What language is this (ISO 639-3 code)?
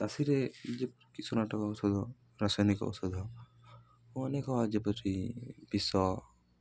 ori